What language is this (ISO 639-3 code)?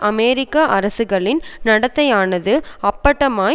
tam